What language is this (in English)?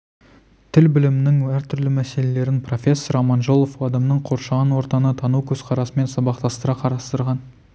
Kazakh